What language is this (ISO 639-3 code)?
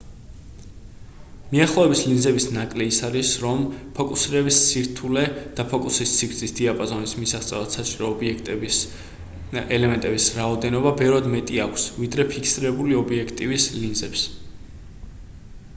kat